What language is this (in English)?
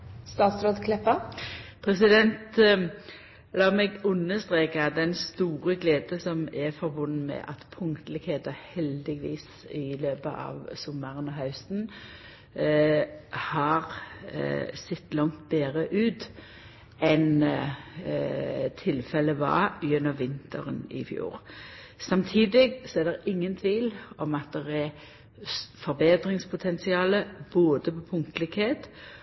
Norwegian